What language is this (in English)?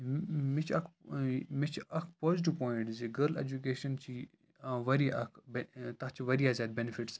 Kashmiri